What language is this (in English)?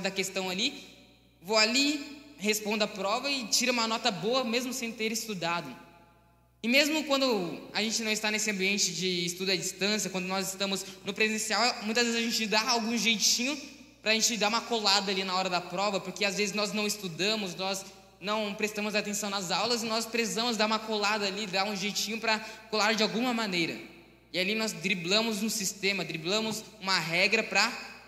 Portuguese